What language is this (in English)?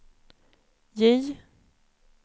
Swedish